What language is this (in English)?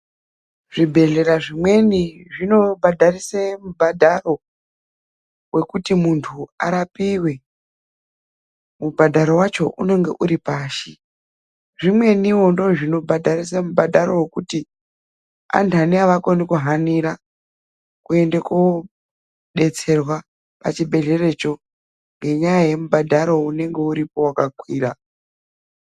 Ndau